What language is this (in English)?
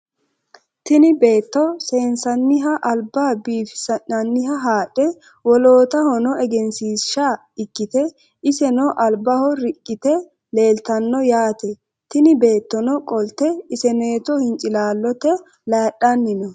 Sidamo